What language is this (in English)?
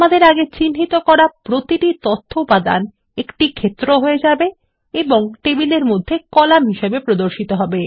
Bangla